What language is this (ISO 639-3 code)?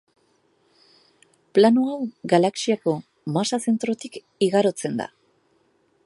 eus